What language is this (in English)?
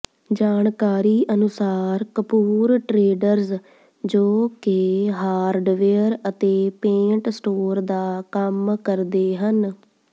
Punjabi